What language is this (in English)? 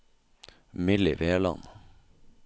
Norwegian